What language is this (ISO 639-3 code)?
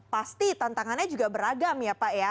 ind